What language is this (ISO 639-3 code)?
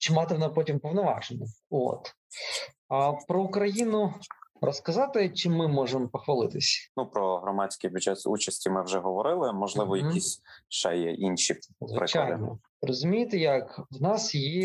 ukr